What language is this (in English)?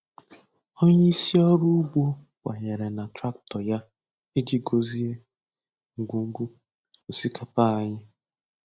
Igbo